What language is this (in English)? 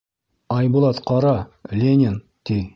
Bashkir